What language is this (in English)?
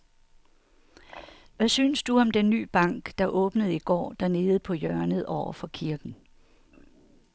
Danish